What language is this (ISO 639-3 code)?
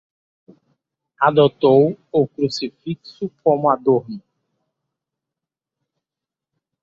por